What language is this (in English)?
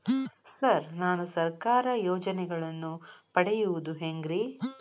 Kannada